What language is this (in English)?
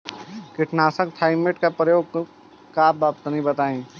Bhojpuri